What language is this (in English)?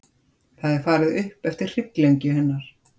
Icelandic